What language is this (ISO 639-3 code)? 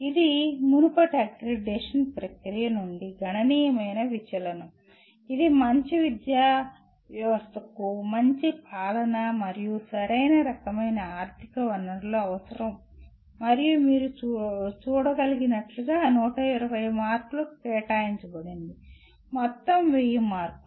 tel